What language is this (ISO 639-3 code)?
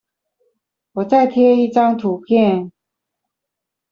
zho